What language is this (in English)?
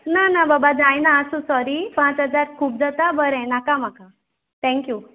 Konkani